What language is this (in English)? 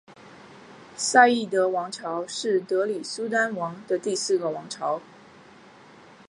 Chinese